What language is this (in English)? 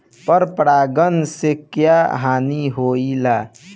Bhojpuri